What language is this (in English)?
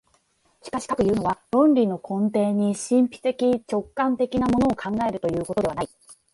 Japanese